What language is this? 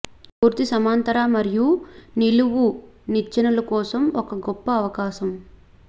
Telugu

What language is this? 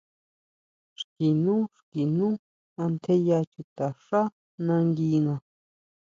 Huautla Mazatec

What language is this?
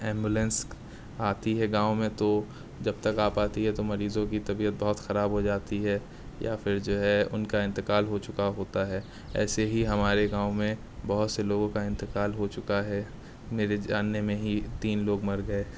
Urdu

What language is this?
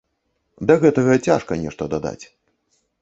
Belarusian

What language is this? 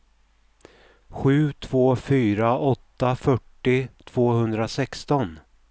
Swedish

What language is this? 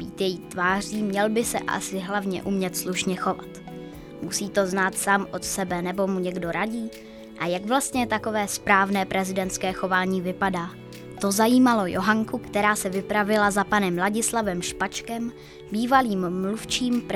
Czech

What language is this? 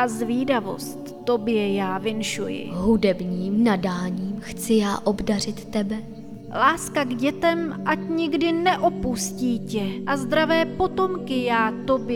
Czech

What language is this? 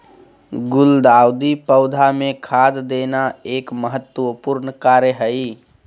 Magahi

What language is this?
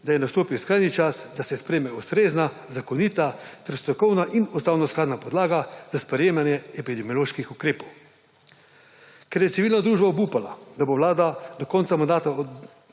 Slovenian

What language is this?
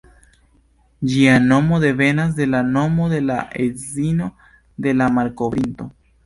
Esperanto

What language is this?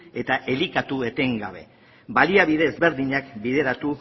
Basque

